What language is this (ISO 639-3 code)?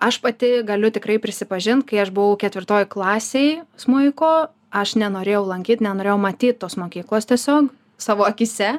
lit